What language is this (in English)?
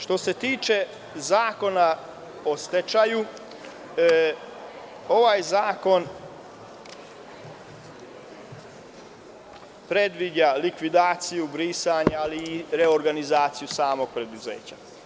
Serbian